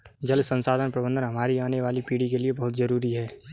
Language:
Hindi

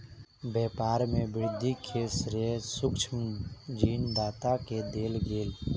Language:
Maithili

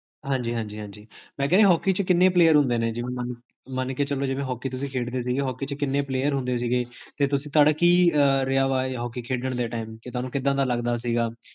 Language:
Punjabi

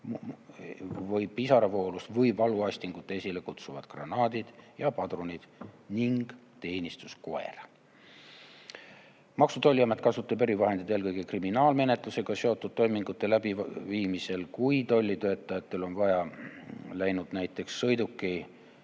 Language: Estonian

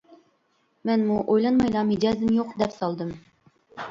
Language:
Uyghur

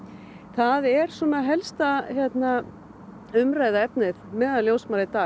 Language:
Icelandic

